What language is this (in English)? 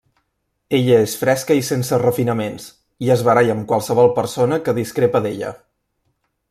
Catalan